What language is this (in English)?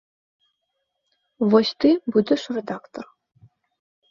Belarusian